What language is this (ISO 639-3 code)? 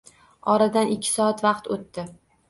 uzb